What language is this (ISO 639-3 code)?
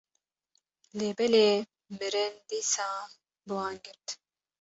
kur